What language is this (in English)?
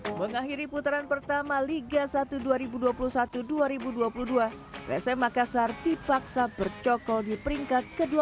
Indonesian